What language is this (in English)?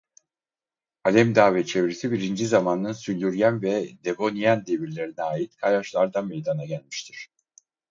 Turkish